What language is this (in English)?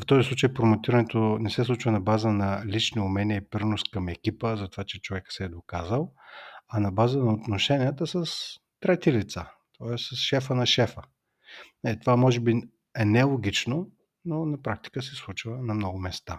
Bulgarian